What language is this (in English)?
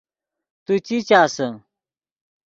Yidgha